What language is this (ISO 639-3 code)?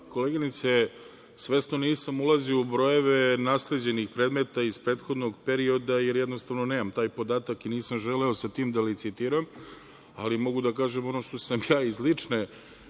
srp